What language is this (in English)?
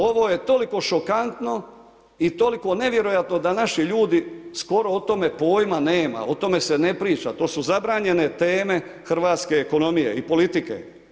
Croatian